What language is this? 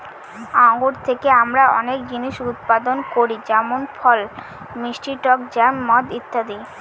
Bangla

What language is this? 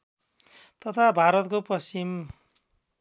Nepali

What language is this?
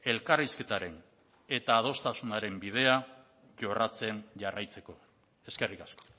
Basque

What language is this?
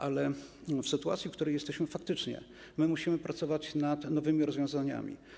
Polish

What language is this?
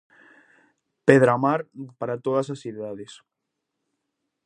Galician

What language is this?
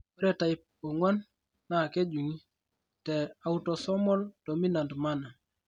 Masai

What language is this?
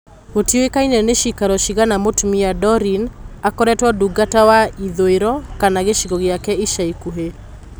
Kikuyu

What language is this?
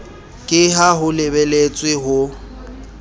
Southern Sotho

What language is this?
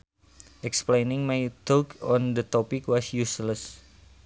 Sundanese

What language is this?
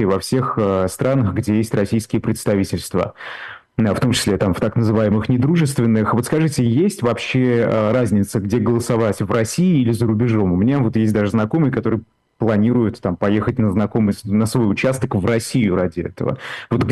Russian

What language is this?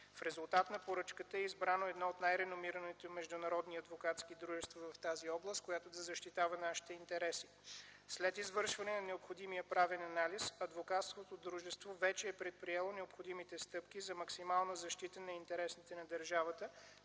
Bulgarian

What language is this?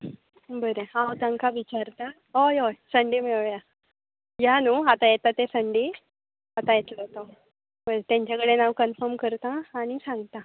Konkani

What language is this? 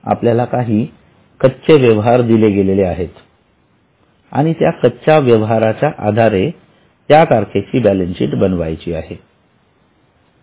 Marathi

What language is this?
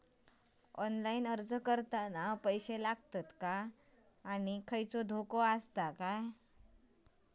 Marathi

